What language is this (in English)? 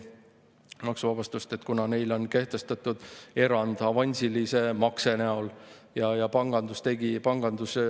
Estonian